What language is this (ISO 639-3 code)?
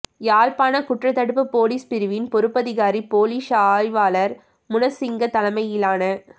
tam